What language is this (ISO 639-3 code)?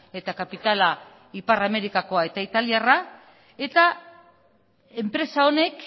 eus